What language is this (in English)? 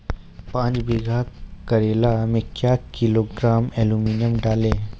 Maithili